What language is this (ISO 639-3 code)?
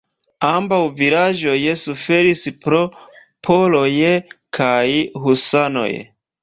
epo